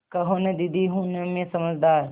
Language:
Hindi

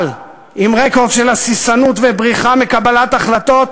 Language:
Hebrew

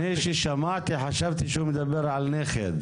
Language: Hebrew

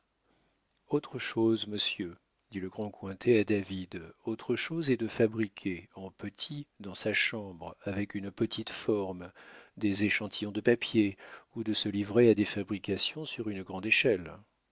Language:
French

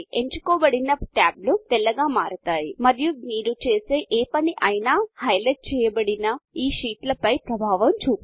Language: Telugu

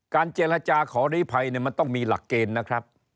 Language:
Thai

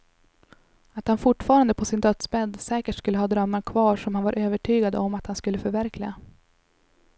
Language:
Swedish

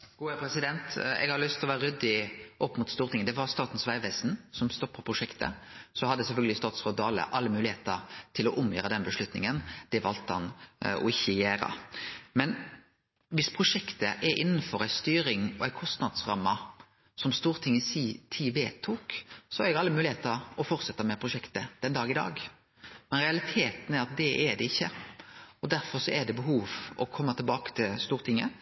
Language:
Norwegian Nynorsk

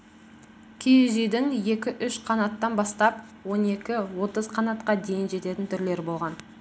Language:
Kazakh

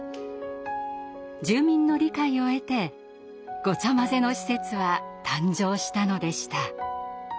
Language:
Japanese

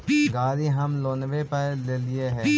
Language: Magahi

